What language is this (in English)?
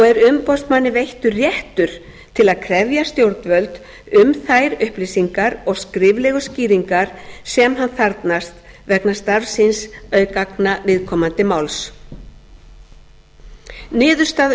Icelandic